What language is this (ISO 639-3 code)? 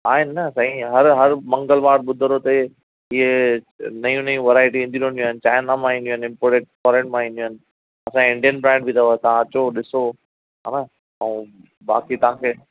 snd